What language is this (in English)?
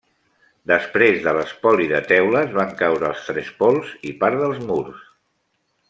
Catalan